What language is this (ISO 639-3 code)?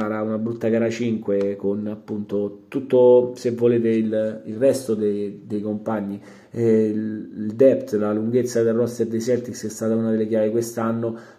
ita